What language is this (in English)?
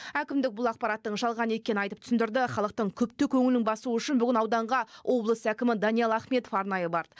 Kazakh